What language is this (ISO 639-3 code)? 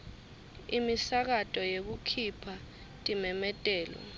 ssw